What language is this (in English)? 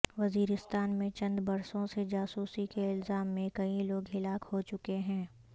Urdu